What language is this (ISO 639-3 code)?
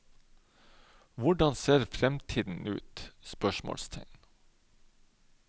nor